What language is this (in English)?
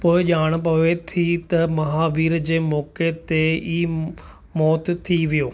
Sindhi